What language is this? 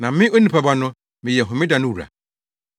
Akan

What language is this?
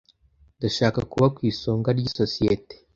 Kinyarwanda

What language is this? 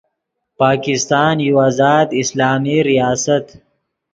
Yidgha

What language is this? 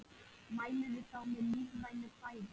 Icelandic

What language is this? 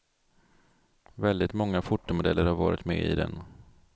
Swedish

